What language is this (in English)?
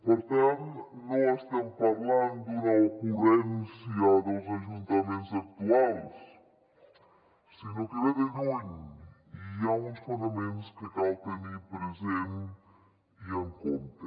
Catalan